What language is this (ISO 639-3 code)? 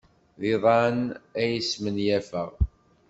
kab